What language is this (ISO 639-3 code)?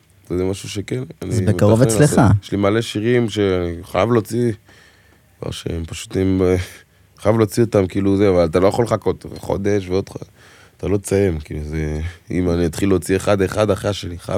heb